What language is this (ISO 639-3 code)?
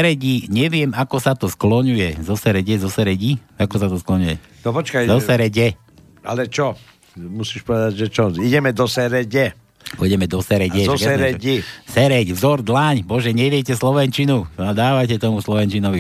slk